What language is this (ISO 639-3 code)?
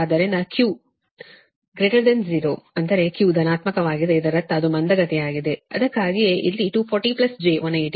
kan